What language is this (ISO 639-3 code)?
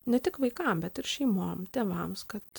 lit